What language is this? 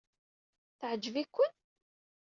Kabyle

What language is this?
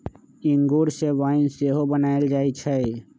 Magahi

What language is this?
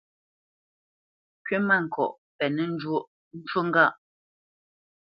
Bamenyam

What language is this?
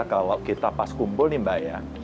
Indonesian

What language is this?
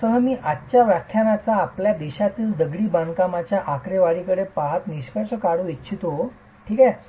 Marathi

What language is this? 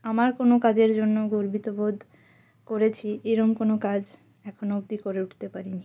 Bangla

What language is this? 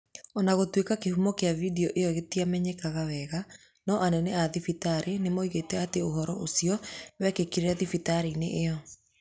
Kikuyu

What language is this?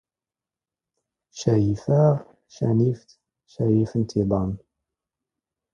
Standard Moroccan Tamazight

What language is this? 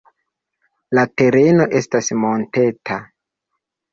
Esperanto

